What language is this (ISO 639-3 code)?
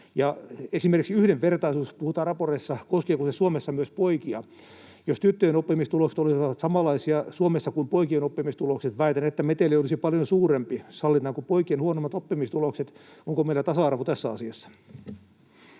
fin